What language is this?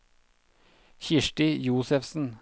Norwegian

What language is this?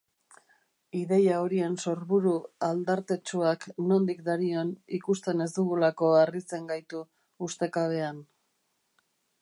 Basque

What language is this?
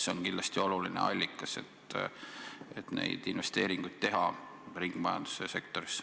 Estonian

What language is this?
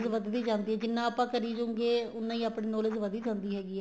Punjabi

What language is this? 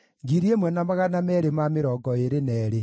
Kikuyu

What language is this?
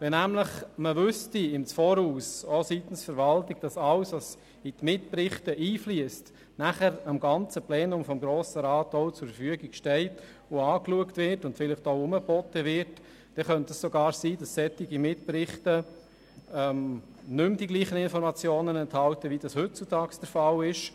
Swiss German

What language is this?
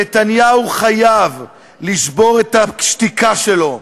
Hebrew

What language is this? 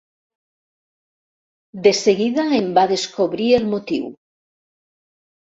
Catalan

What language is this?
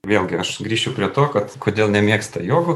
Lithuanian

